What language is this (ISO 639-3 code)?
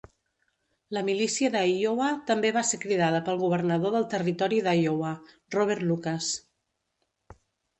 cat